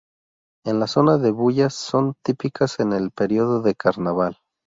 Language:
Spanish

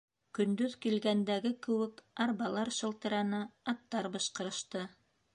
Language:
Bashkir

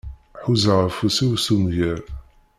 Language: Kabyle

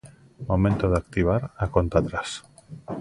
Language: Galician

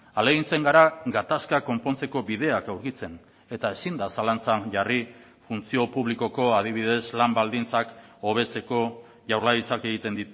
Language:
Basque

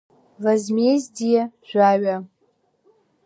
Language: Abkhazian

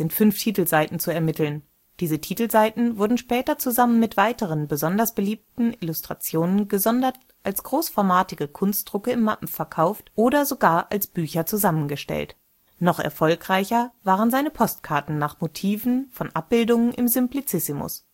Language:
German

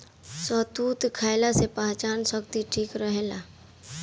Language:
Bhojpuri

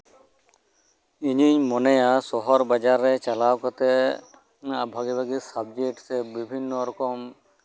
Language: Santali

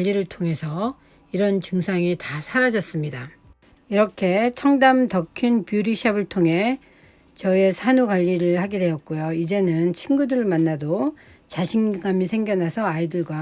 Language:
Korean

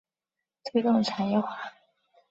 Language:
Chinese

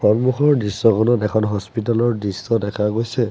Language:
Assamese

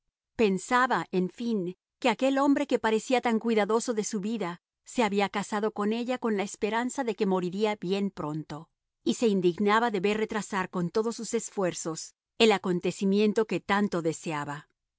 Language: Spanish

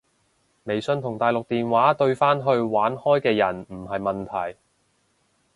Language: Cantonese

